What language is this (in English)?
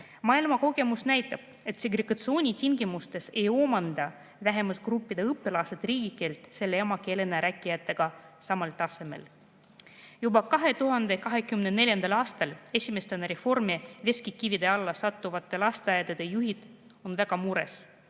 Estonian